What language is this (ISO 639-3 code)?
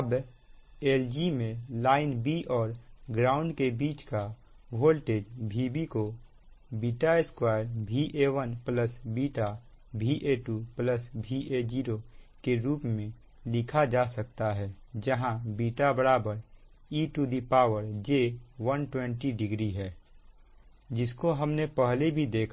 hin